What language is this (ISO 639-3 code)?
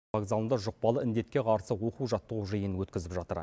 kaz